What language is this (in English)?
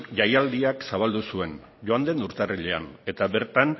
Basque